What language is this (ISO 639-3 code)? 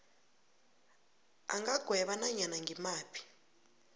nbl